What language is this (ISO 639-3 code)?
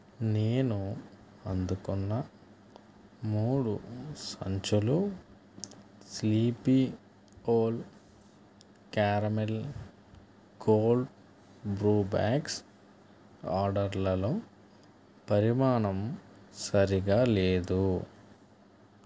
tel